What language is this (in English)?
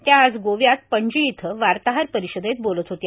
Marathi